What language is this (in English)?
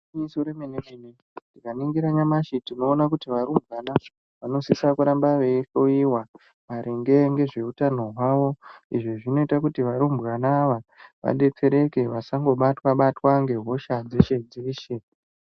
Ndau